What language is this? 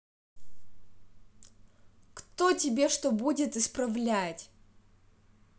Russian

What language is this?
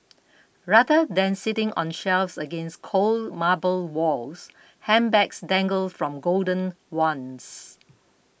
English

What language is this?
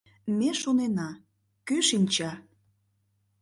Mari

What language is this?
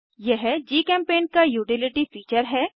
Hindi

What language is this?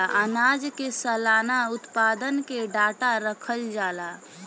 Bhojpuri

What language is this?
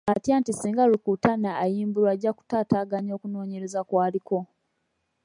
Ganda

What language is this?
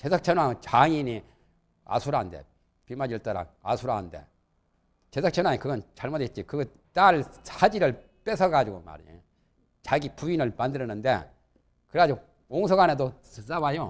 Korean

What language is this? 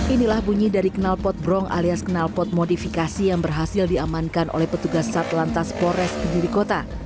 Indonesian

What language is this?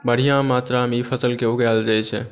Maithili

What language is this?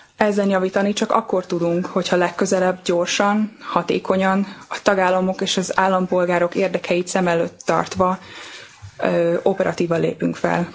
Hungarian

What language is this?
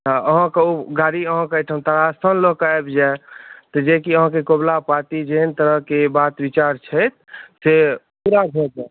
Maithili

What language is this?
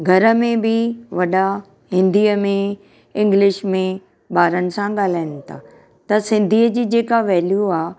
Sindhi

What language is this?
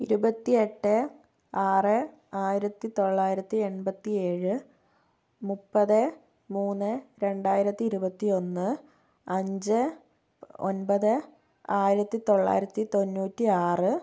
Malayalam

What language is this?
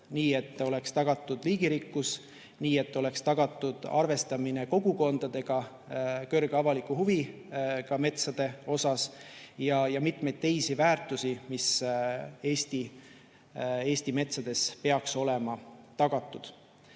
Estonian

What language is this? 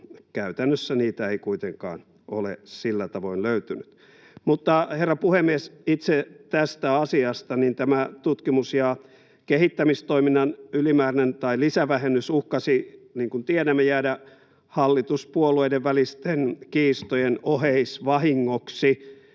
Finnish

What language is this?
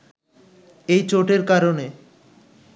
Bangla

